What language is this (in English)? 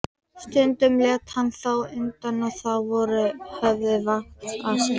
Icelandic